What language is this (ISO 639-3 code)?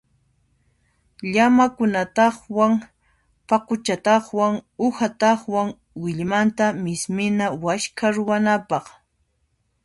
qxp